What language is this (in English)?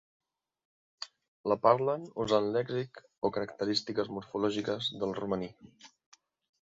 Catalan